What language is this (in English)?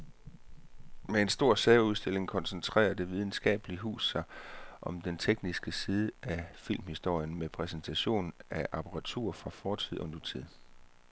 Danish